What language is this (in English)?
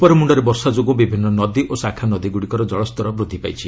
Odia